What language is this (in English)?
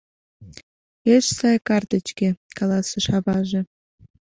Mari